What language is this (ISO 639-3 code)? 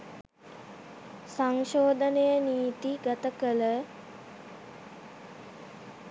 sin